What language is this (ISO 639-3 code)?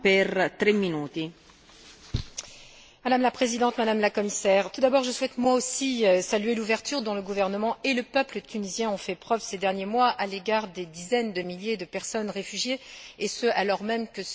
fra